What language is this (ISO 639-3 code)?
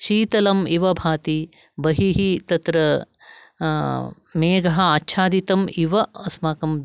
san